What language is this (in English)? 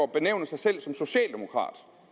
Danish